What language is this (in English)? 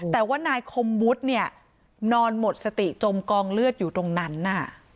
Thai